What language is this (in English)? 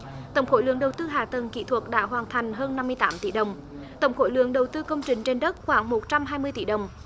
Vietnamese